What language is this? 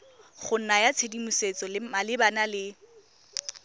Tswana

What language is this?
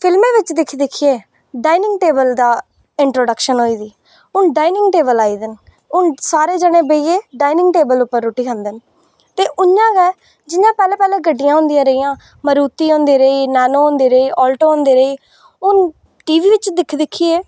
Dogri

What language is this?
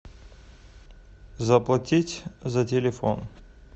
Russian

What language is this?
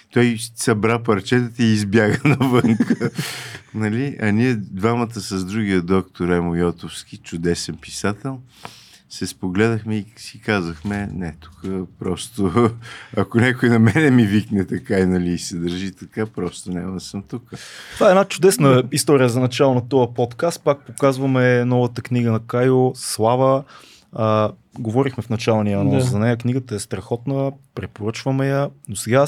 Bulgarian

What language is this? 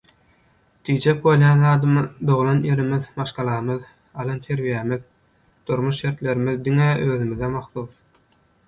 Turkmen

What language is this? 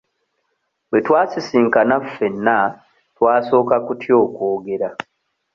Ganda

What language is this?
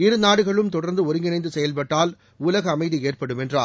Tamil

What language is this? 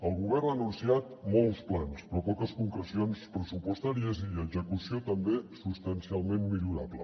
Catalan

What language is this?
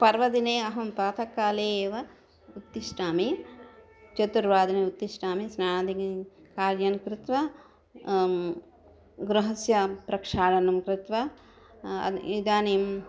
Sanskrit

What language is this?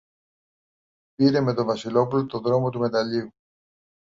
Greek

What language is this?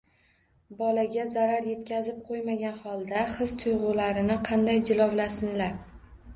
Uzbek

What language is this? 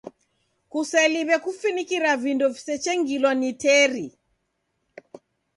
Taita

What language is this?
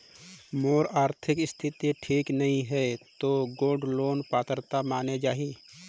Chhattisgarhi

